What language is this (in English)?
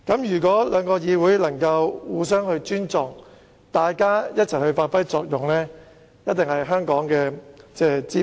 Cantonese